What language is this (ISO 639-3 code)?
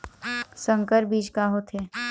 hne